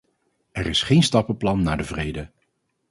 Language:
Dutch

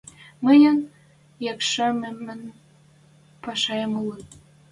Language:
Western Mari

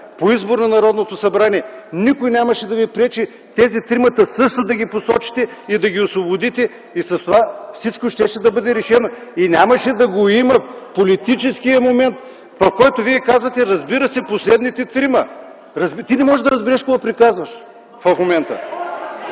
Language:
Bulgarian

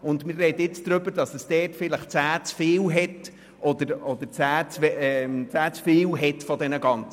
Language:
Swiss German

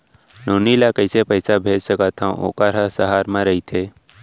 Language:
Chhattisgarhi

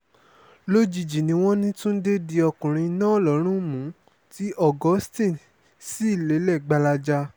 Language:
Yoruba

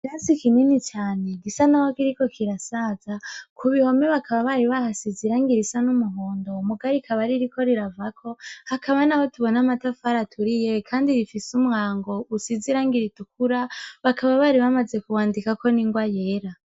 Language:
Rundi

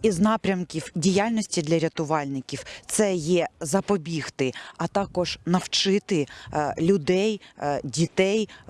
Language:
Ukrainian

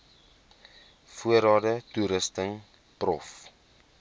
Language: Afrikaans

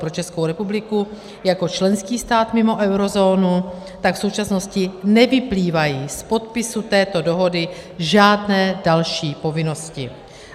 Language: Czech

